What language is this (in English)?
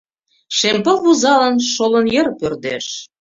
Mari